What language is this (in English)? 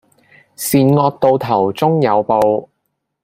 Cantonese